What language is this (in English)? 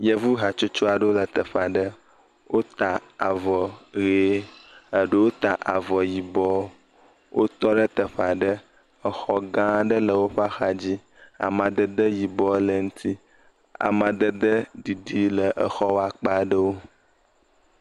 Ewe